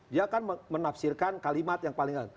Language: Indonesian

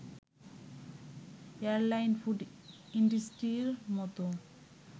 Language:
Bangla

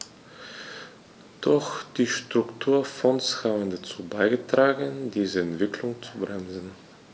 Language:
German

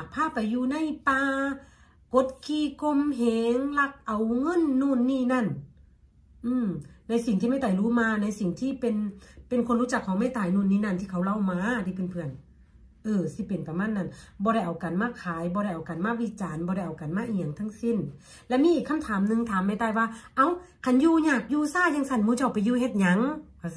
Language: Thai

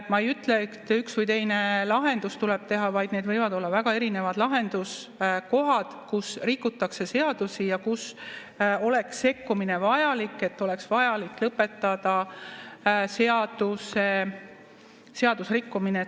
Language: Estonian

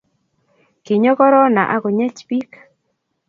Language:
Kalenjin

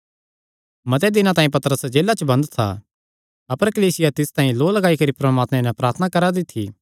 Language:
Kangri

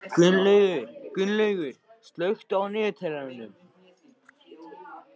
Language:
Icelandic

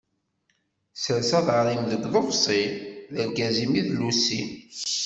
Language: Kabyle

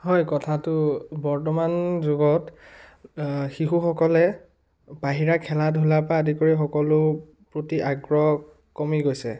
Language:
Assamese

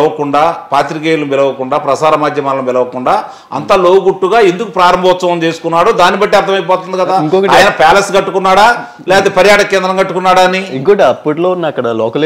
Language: Telugu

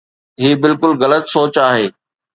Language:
Sindhi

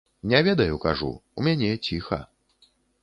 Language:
Belarusian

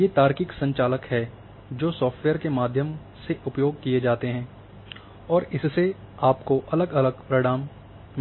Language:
Hindi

